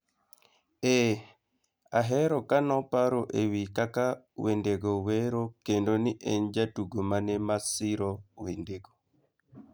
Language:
Luo (Kenya and Tanzania)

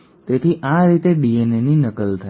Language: Gujarati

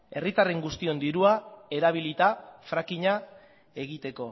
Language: Basque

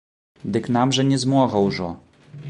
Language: Belarusian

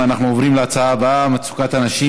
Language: Hebrew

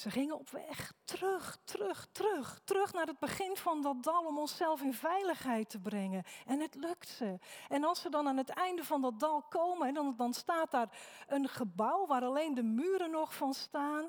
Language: Dutch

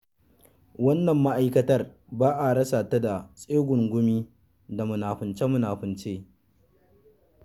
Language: Hausa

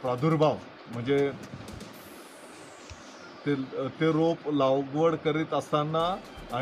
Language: Hindi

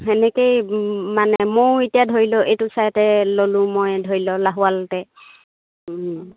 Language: Assamese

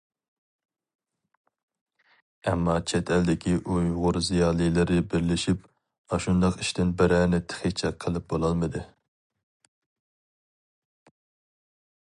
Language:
Uyghur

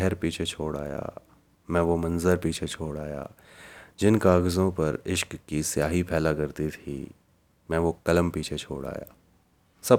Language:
Hindi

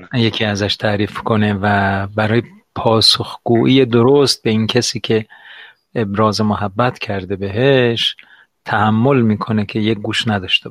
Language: Persian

